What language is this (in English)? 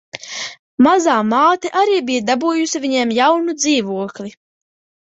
Latvian